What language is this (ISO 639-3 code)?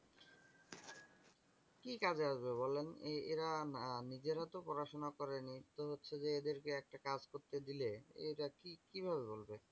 ben